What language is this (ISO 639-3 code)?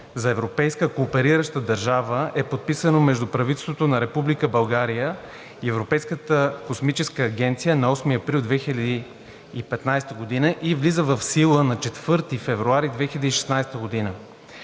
bul